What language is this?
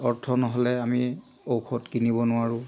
Assamese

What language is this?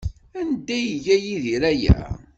Kabyle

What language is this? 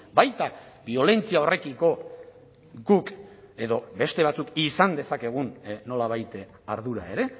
Basque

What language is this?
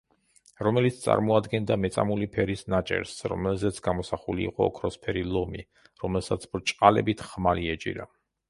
Georgian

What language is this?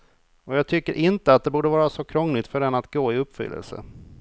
Swedish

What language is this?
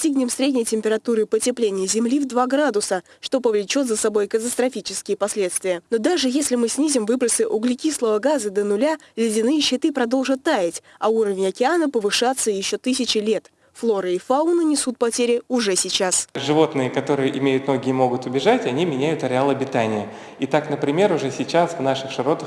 Russian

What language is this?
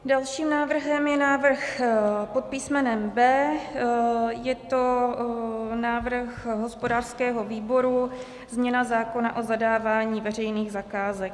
Czech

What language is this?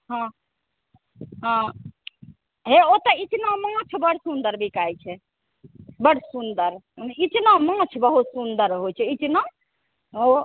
Maithili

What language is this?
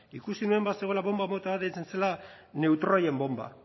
Basque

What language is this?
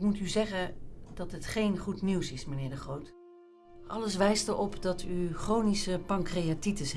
Dutch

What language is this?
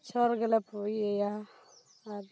Santali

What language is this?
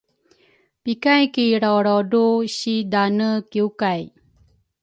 Rukai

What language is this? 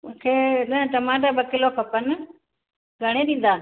Sindhi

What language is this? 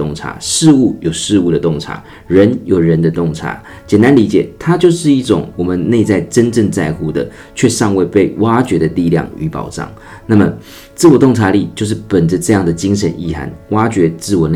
Chinese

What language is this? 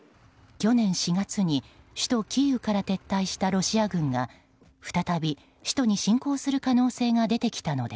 Japanese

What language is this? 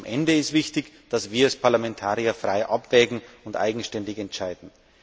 German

